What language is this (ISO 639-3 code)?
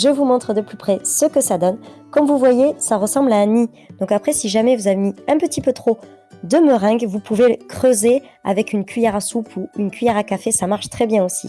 fra